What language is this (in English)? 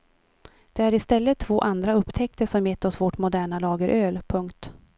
Swedish